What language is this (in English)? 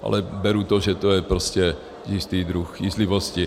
Czech